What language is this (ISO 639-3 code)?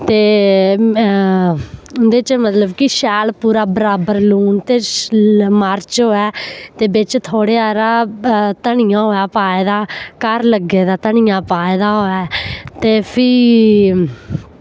doi